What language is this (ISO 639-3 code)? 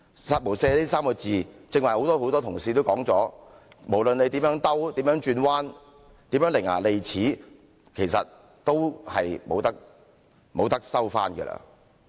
yue